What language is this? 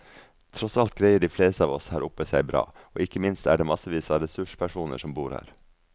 Norwegian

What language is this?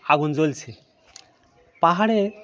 Bangla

